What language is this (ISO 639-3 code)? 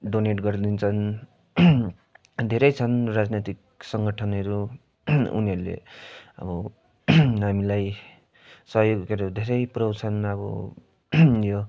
nep